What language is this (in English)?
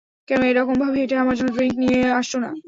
Bangla